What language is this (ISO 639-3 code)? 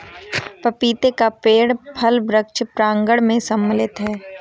hin